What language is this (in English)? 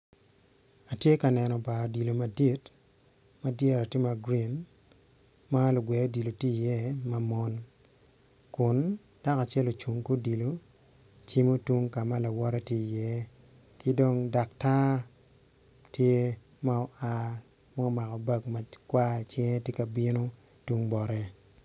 Acoli